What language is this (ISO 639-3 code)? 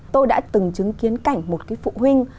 vie